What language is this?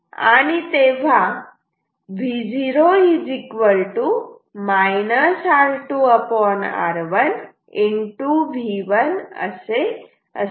Marathi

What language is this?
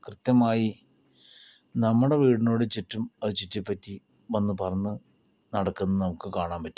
Malayalam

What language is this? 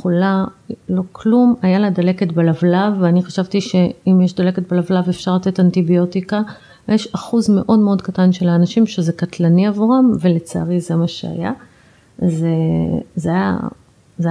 Hebrew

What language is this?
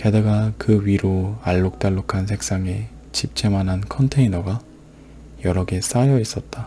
Korean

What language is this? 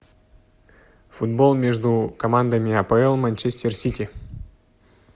Russian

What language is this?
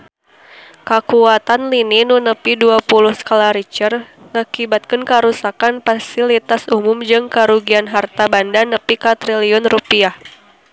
Sundanese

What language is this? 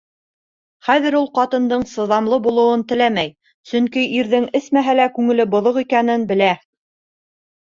Bashkir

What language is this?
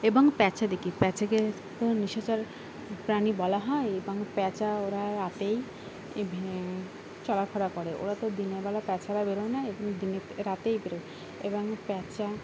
Bangla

